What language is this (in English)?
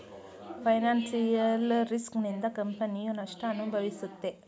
Kannada